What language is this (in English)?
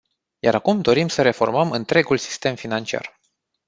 Romanian